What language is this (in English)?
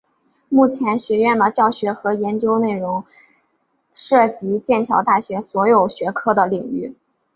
Chinese